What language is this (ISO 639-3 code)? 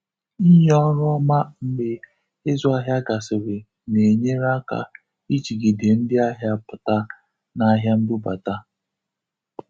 ibo